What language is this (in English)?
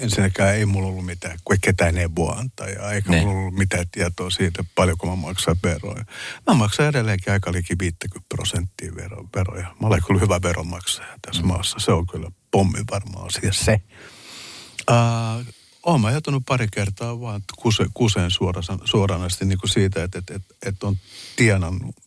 Finnish